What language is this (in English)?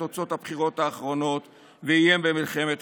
Hebrew